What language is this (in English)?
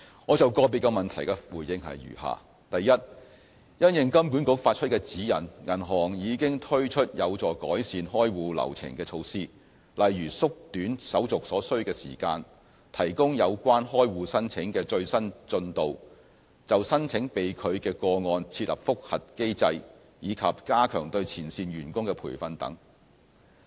Cantonese